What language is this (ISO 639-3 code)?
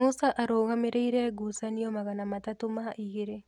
kik